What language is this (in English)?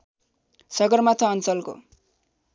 Nepali